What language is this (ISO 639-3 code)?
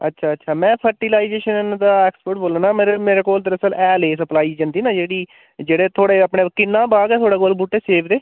doi